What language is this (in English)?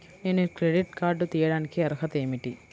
Telugu